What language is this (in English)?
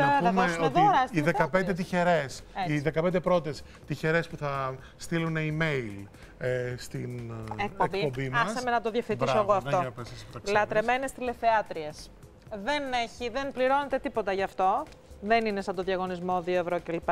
Greek